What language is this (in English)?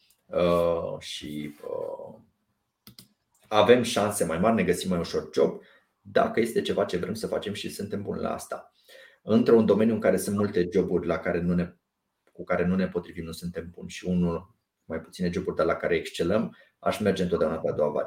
Romanian